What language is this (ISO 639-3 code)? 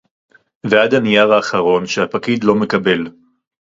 heb